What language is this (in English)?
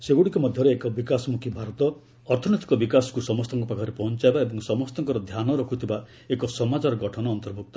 Odia